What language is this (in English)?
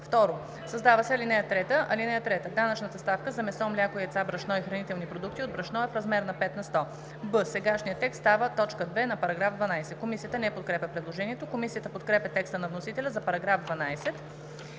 Bulgarian